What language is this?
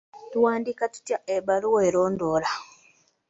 Ganda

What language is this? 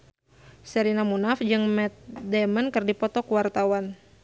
Sundanese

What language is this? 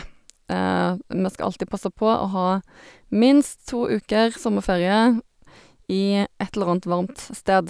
Norwegian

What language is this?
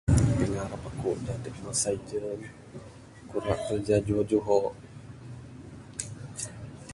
Bukar-Sadung Bidayuh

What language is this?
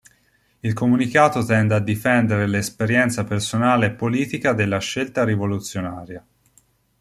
Italian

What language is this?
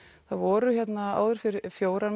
Icelandic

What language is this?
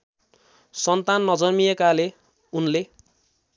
Nepali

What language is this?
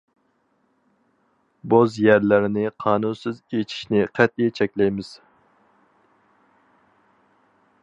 Uyghur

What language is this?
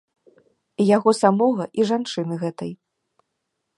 Belarusian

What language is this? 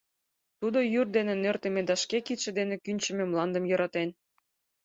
Mari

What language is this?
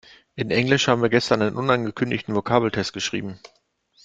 German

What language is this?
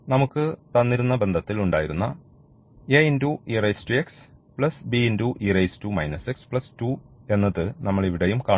Malayalam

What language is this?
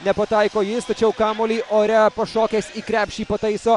Lithuanian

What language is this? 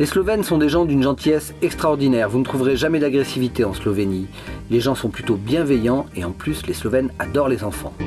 French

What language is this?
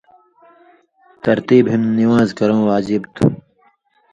Indus Kohistani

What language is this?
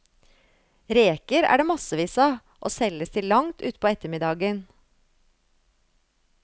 Norwegian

